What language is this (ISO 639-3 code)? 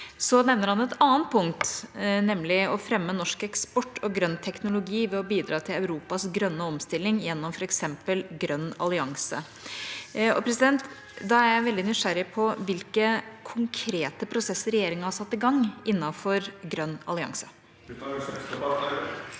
nor